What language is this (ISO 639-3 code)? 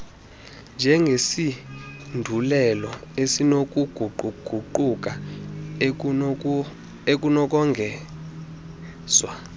xho